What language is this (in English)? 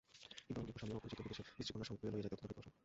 Bangla